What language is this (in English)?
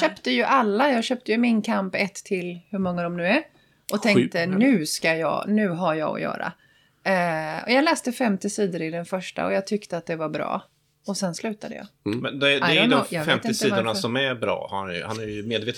Swedish